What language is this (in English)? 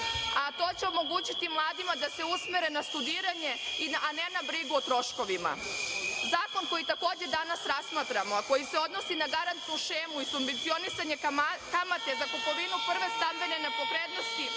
Serbian